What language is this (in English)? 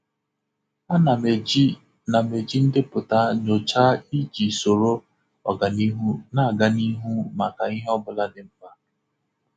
Igbo